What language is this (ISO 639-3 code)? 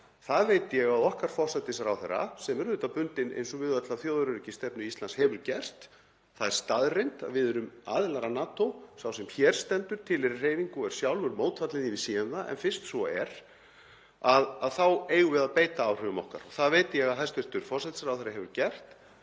isl